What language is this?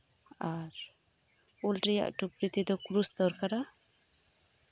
Santali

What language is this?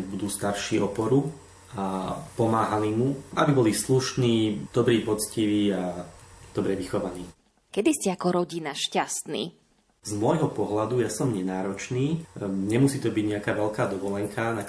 Slovak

